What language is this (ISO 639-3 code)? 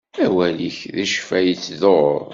kab